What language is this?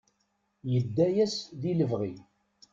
Kabyle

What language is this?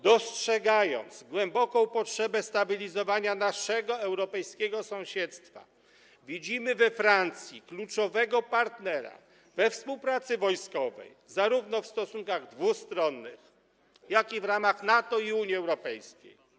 Polish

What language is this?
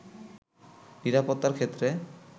Bangla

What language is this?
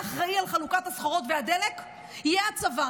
Hebrew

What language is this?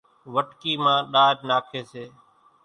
Kachi Koli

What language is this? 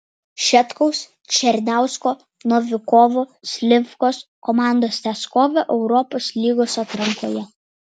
Lithuanian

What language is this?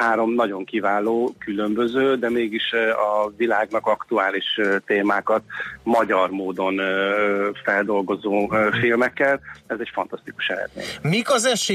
Hungarian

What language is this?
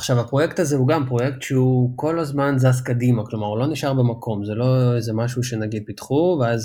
Hebrew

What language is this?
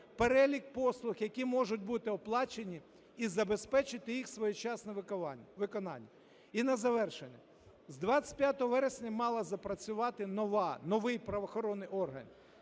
Ukrainian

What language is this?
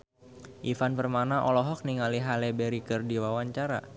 Sundanese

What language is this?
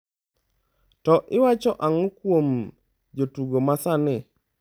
Luo (Kenya and Tanzania)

